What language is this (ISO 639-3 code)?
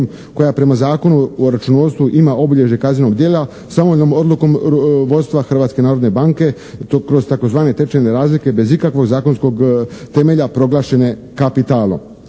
hrv